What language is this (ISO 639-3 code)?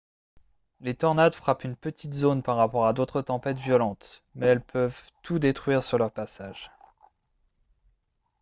fra